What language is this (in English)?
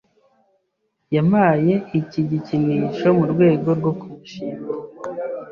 Kinyarwanda